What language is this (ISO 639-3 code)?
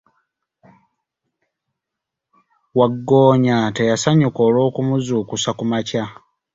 lug